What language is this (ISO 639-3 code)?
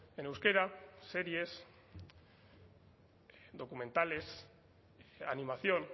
spa